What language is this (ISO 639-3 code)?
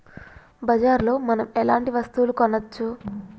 tel